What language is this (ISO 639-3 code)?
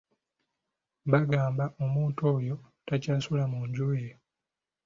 lug